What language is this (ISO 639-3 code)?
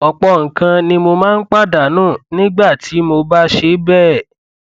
yor